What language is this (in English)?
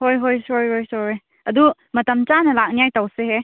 Manipuri